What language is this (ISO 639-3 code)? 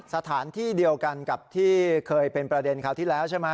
tha